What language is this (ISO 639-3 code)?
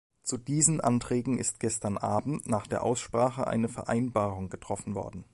deu